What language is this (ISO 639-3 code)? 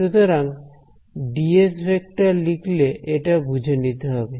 ben